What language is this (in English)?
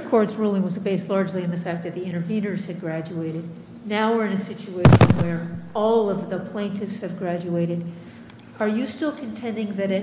English